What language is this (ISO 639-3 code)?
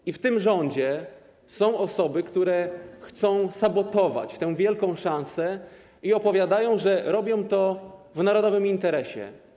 pol